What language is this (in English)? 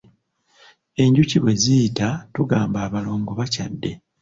Ganda